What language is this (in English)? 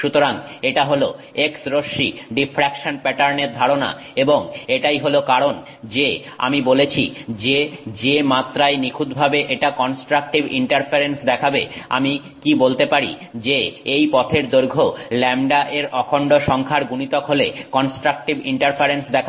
Bangla